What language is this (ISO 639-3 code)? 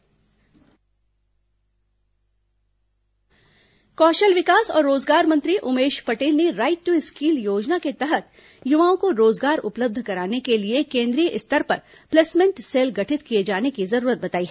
hin